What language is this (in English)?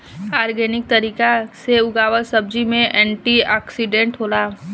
Bhojpuri